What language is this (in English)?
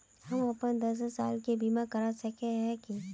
Magahi